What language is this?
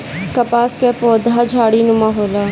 Bhojpuri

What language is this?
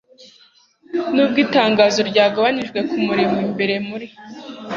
Kinyarwanda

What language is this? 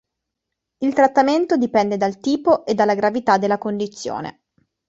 Italian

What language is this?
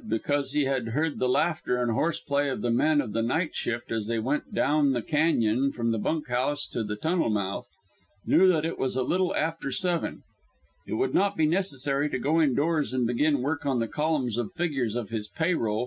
English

